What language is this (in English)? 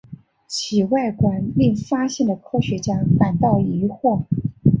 Chinese